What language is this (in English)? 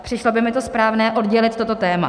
Czech